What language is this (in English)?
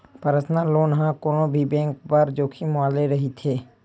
Chhattisgarhi